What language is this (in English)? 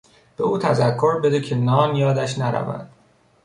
Persian